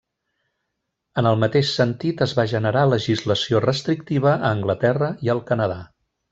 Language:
Catalan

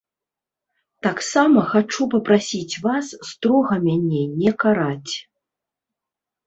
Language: Belarusian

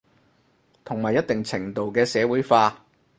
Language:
Cantonese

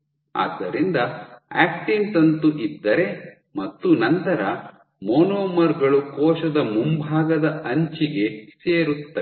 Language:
Kannada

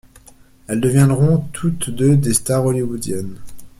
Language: French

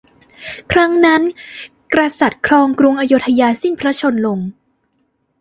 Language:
Thai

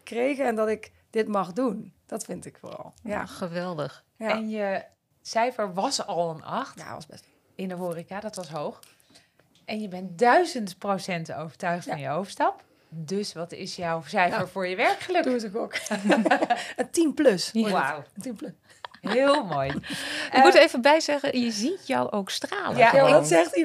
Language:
Dutch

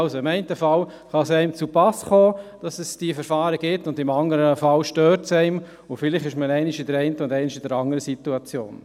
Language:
Swiss German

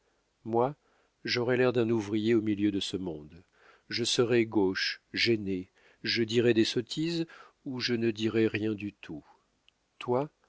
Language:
French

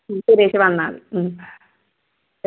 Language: Malayalam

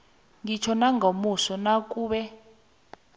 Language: South Ndebele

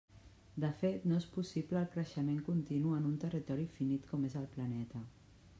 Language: Catalan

